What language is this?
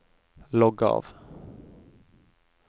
Norwegian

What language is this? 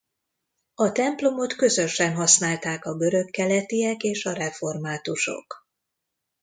Hungarian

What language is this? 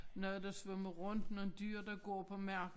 Danish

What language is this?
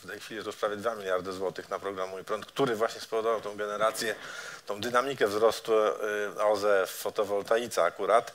Polish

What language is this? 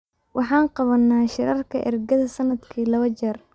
Somali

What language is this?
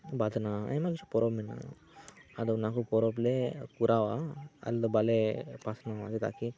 Santali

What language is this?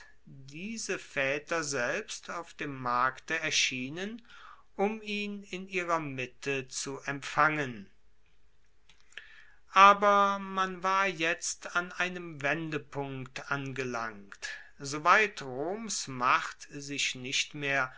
German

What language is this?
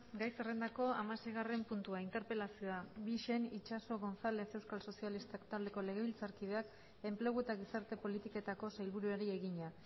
Basque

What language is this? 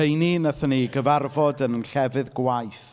Welsh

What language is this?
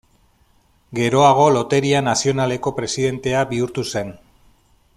Basque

